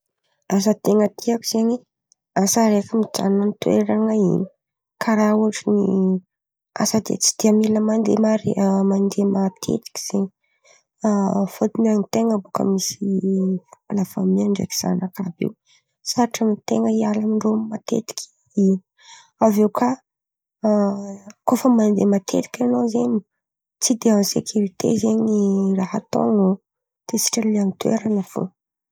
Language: Antankarana Malagasy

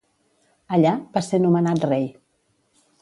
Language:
Catalan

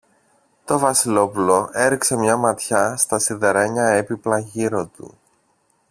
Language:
Greek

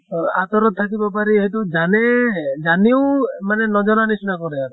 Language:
Assamese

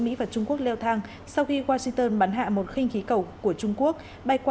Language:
Vietnamese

